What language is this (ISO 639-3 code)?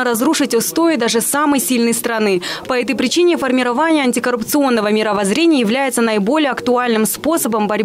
rus